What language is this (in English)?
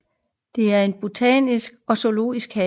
Danish